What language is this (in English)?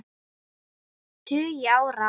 Icelandic